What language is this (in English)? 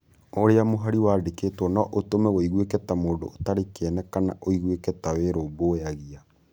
Kikuyu